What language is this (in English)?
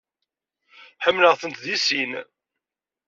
Kabyle